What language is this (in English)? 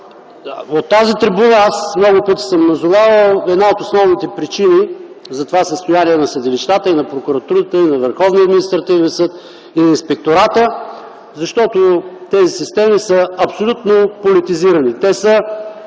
Bulgarian